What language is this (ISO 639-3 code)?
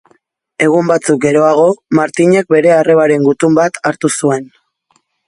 eus